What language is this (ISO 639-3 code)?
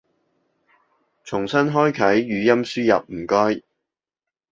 yue